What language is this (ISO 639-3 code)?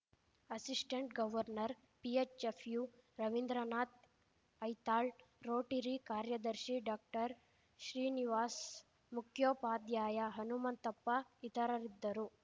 kan